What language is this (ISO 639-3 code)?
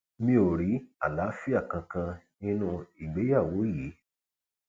yor